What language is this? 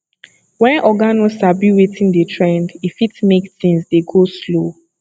Nigerian Pidgin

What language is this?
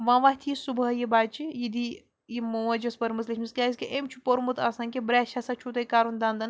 Kashmiri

